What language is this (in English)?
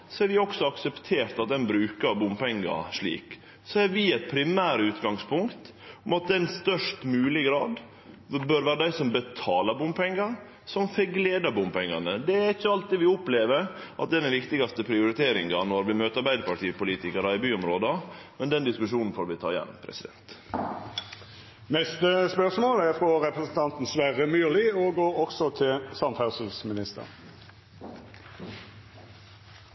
Norwegian